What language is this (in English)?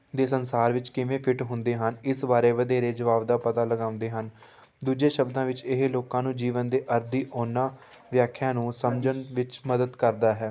Punjabi